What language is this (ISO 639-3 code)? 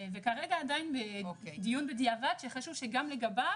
heb